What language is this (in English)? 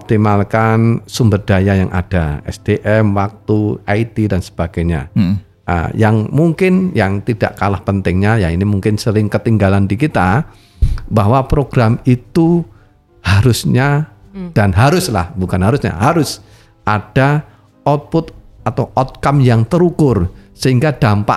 Indonesian